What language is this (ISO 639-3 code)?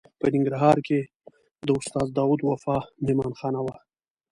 pus